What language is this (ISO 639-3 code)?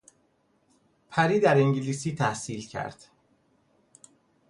fas